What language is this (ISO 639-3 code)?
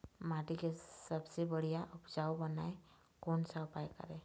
hne